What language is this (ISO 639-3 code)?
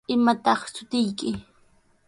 qws